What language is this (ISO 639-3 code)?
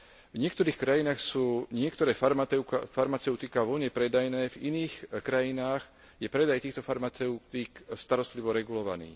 slk